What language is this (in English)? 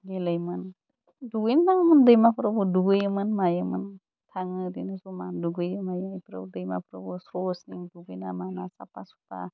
Bodo